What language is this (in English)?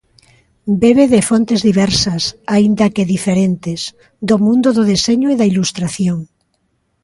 Galician